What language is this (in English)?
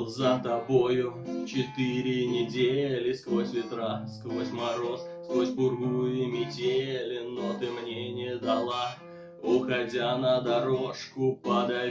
Russian